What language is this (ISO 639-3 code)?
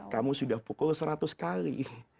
ind